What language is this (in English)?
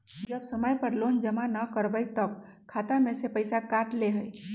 Magahi